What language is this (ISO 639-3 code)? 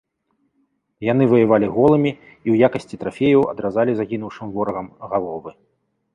bel